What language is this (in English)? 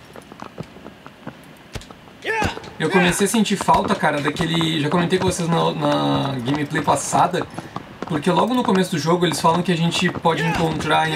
Portuguese